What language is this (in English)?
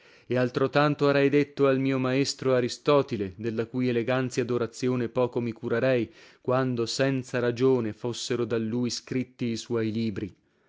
Italian